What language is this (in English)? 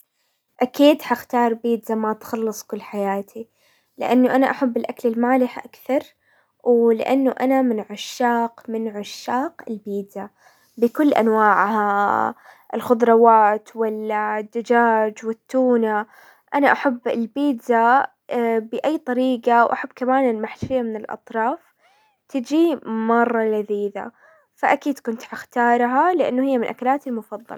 Hijazi Arabic